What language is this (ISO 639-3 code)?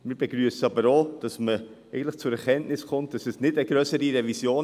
gsw